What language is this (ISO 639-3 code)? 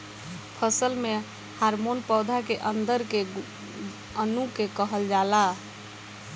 bho